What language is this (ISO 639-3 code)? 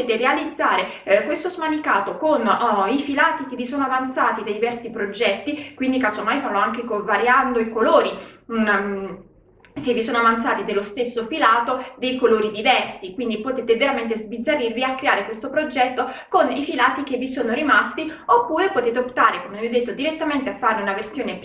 ita